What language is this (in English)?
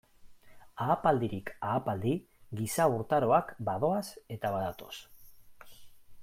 Basque